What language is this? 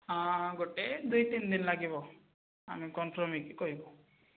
Odia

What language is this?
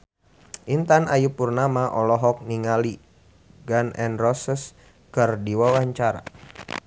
Sundanese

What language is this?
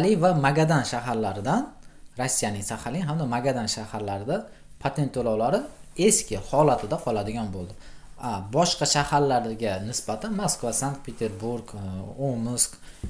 Turkish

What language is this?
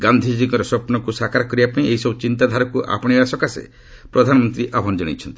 Odia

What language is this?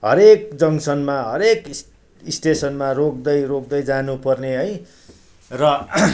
Nepali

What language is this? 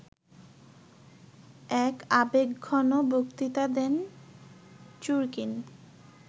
Bangla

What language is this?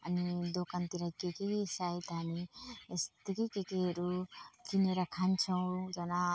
Nepali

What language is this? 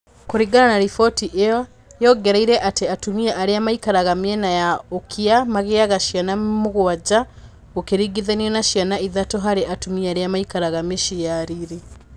Kikuyu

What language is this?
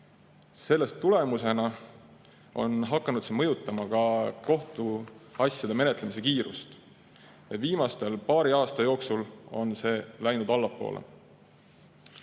Estonian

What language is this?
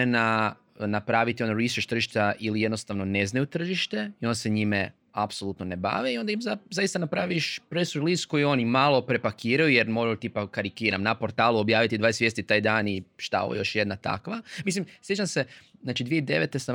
Croatian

